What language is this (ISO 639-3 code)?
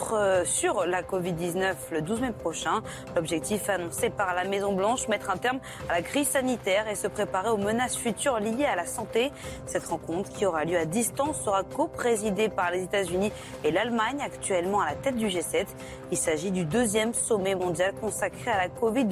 fra